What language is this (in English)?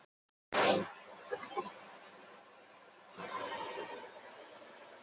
Icelandic